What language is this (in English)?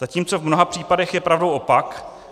Czech